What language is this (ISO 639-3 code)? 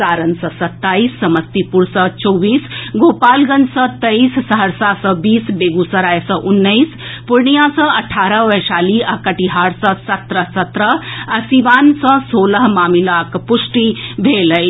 mai